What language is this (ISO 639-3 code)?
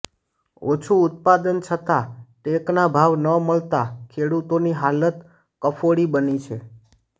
guj